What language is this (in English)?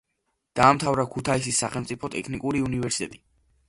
Georgian